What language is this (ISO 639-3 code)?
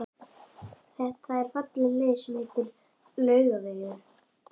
isl